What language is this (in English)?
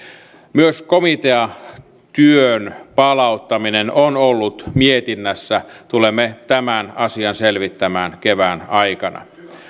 Finnish